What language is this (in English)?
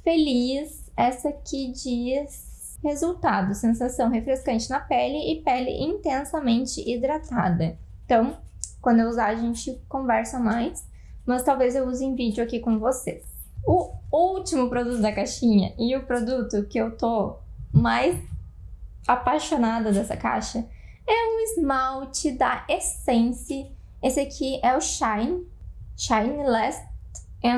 Portuguese